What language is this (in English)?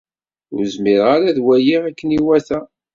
Kabyle